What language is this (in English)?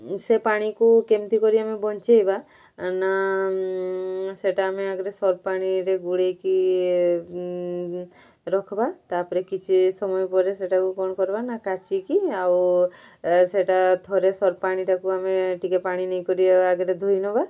Odia